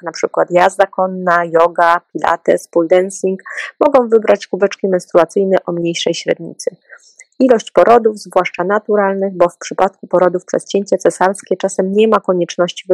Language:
Polish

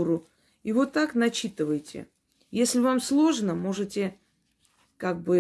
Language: Russian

